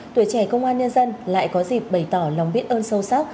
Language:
Vietnamese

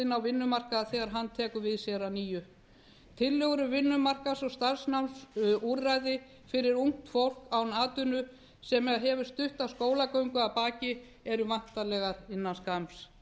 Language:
Icelandic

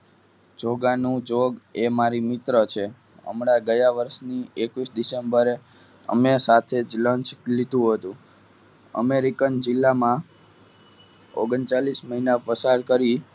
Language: Gujarati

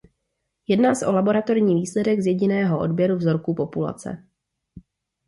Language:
Czech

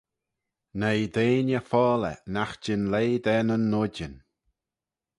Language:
Manx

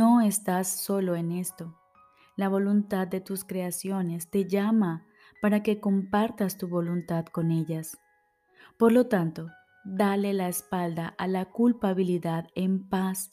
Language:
Spanish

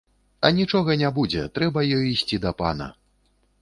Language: Belarusian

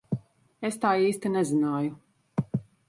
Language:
Latvian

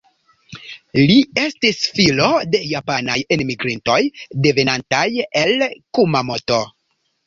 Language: Esperanto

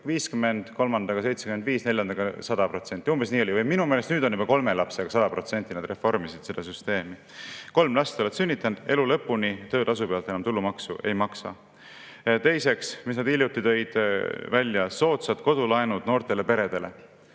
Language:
Estonian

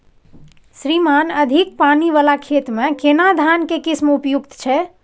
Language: Maithili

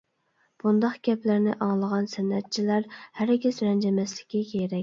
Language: Uyghur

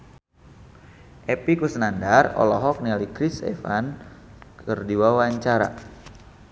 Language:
Sundanese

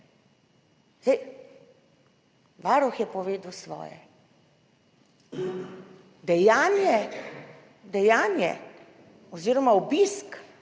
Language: Slovenian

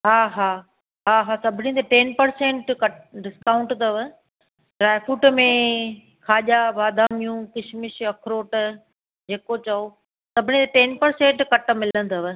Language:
Sindhi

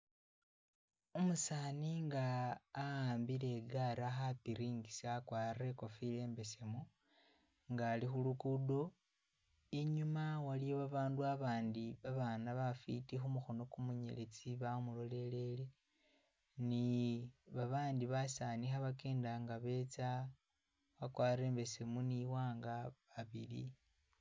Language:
Masaaba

